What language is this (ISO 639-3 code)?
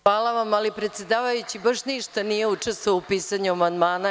srp